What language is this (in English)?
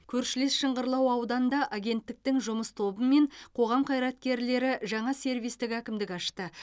Kazakh